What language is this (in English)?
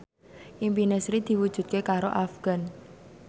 Javanese